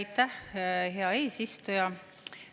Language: Estonian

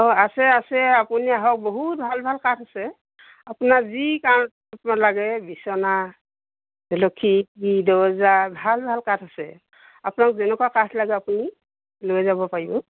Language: Assamese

